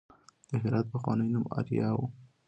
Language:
Pashto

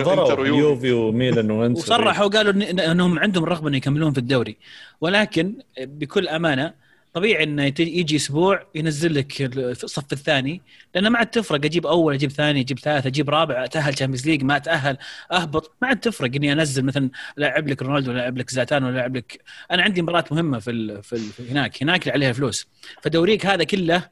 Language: Arabic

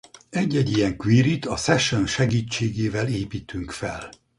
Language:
Hungarian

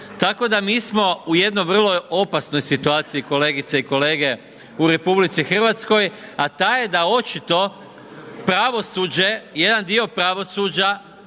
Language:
Croatian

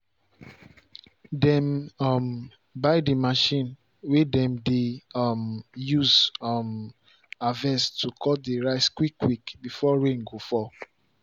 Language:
Nigerian Pidgin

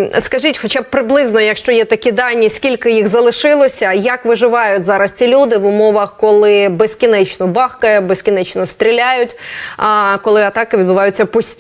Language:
Ukrainian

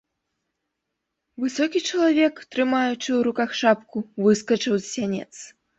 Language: Belarusian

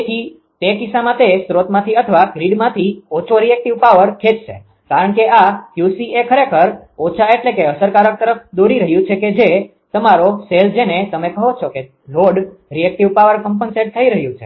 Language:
Gujarati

